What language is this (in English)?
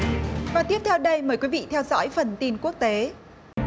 Vietnamese